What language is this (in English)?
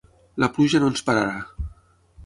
Catalan